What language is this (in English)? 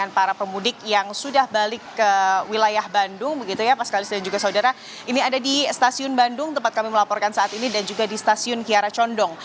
Indonesian